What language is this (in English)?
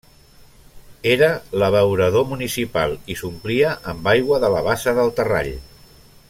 Catalan